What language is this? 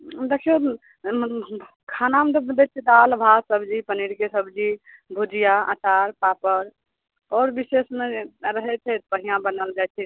Maithili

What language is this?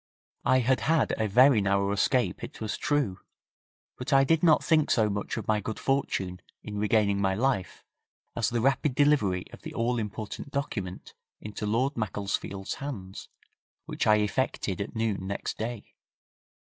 English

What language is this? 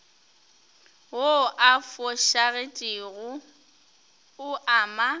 Northern Sotho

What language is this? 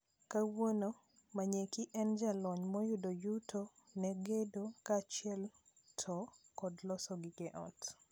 Luo (Kenya and Tanzania)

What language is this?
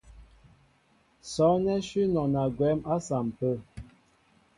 Mbo (Cameroon)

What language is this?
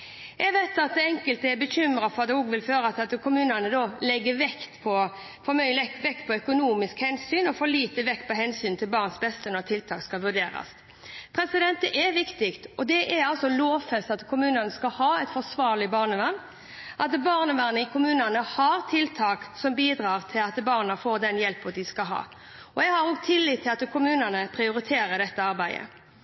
Norwegian Bokmål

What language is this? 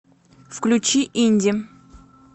Russian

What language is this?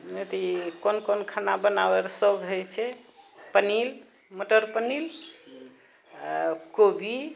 Maithili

